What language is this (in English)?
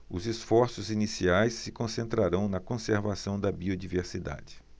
Portuguese